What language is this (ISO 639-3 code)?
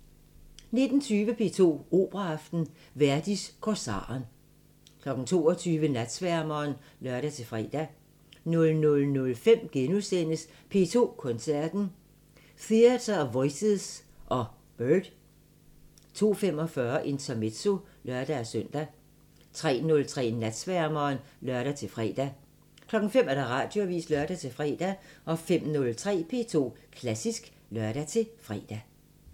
dan